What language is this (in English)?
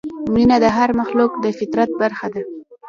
Pashto